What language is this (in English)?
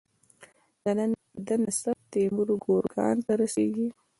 Pashto